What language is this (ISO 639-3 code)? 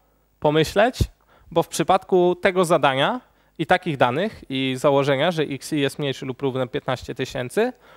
pol